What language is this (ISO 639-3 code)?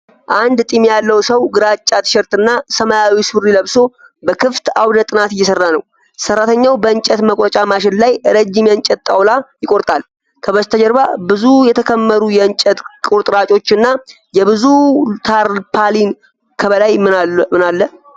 amh